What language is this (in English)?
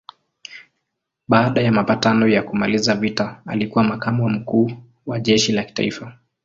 Swahili